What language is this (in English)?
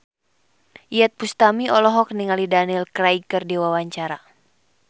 Sundanese